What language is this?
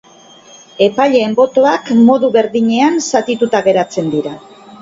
Basque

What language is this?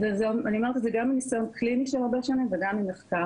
Hebrew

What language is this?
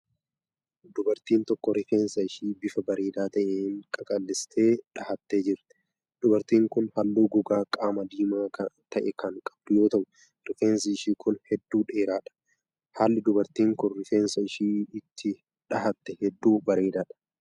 Oromo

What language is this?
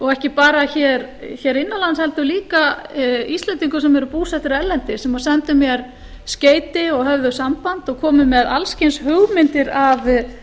Icelandic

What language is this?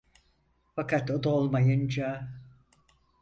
Turkish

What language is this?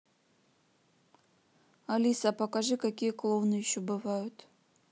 Russian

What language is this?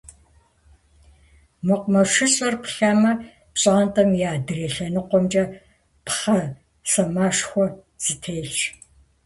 Kabardian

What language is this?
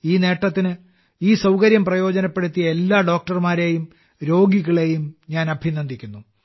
Malayalam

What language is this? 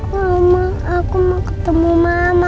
Indonesian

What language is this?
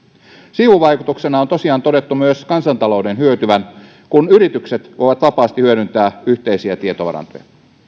Finnish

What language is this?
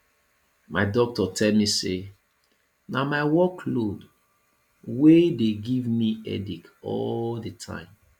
Nigerian Pidgin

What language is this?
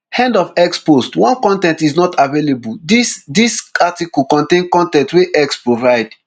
Nigerian Pidgin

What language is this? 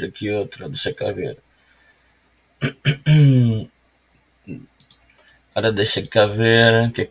Portuguese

